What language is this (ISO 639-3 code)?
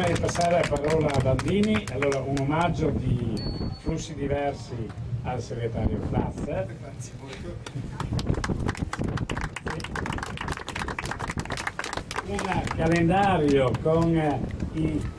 ita